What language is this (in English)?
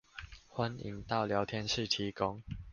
Chinese